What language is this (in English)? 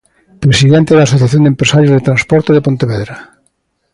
Galician